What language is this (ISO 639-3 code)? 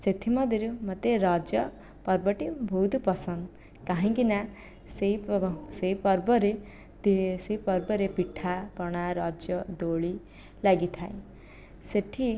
ori